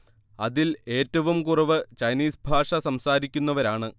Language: Malayalam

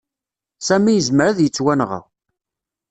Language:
Kabyle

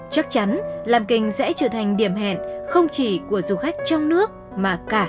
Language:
Vietnamese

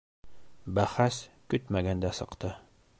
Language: Bashkir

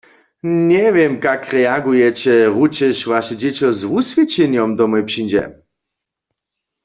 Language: Upper Sorbian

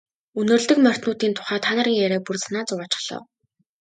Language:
Mongolian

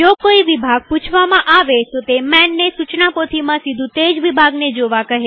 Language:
Gujarati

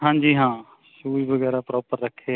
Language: Punjabi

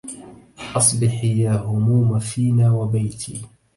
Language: Arabic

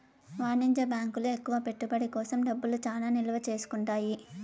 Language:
Telugu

